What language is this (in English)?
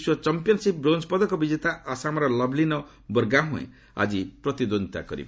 Odia